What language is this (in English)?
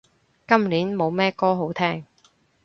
Cantonese